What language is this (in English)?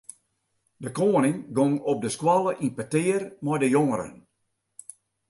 Western Frisian